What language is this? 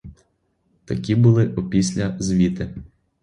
Ukrainian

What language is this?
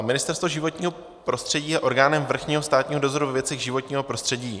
Czech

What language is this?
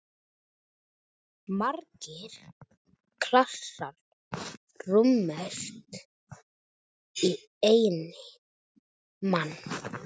Icelandic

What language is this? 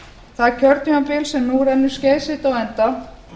Icelandic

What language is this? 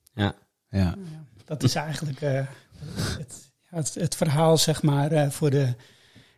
Dutch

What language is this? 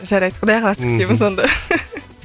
Kazakh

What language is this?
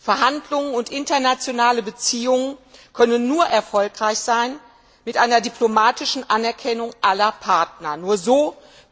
German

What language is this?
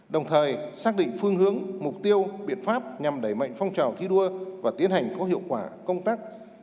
Vietnamese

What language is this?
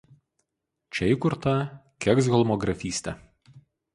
Lithuanian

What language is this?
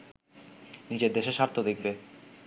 Bangla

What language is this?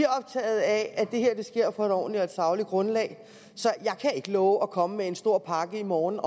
Danish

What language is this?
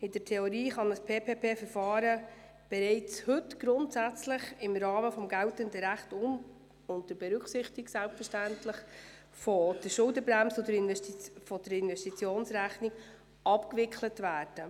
Swiss German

